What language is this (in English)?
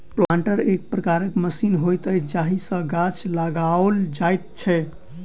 Maithili